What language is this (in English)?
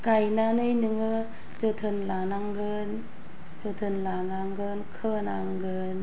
Bodo